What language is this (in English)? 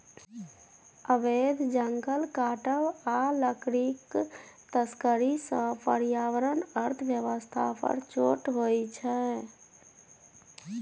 Maithili